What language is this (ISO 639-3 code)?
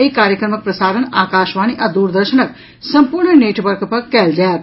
mai